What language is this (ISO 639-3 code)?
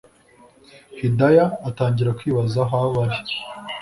kin